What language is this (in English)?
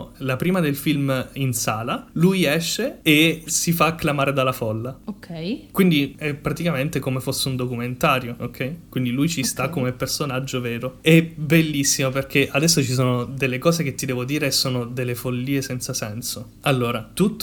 Italian